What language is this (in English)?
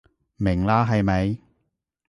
Cantonese